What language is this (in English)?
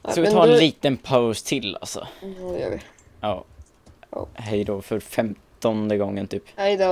Swedish